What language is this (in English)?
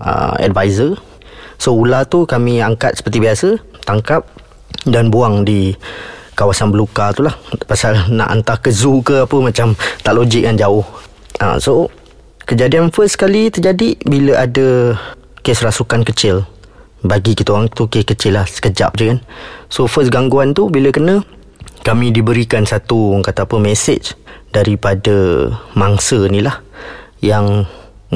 Malay